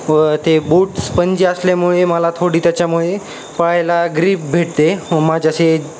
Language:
Marathi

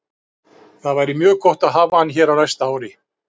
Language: Icelandic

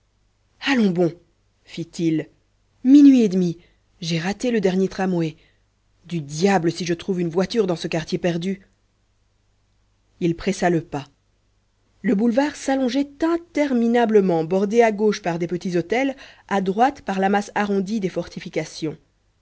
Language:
French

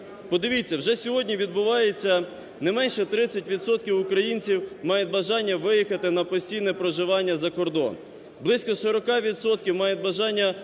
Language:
Ukrainian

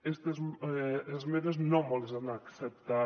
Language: Catalan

